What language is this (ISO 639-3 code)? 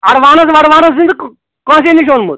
kas